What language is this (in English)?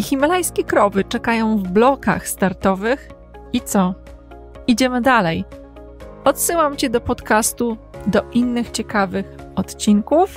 Polish